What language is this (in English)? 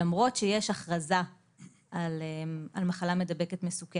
Hebrew